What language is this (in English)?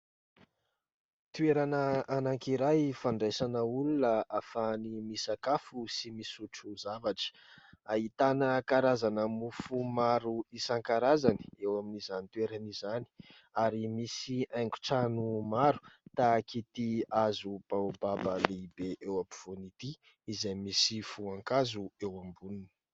Malagasy